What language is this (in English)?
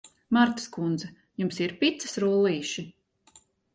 Latvian